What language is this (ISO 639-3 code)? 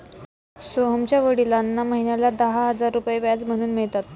mar